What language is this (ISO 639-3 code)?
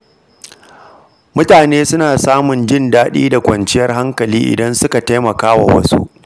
hau